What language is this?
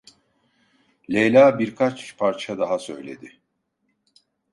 Turkish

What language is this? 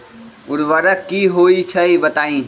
Magahi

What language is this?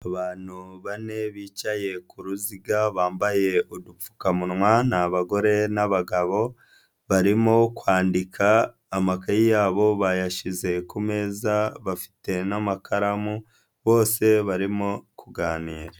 Kinyarwanda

